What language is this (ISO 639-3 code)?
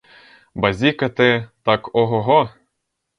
ukr